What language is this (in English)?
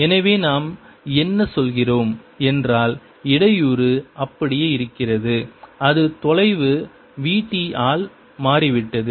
Tamil